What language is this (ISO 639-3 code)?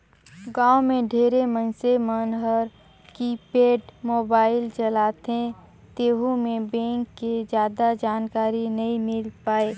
hne